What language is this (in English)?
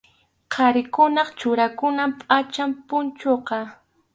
Arequipa-La Unión Quechua